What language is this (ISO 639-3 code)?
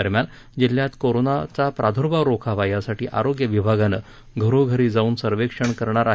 mar